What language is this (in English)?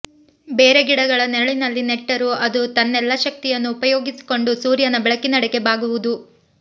Kannada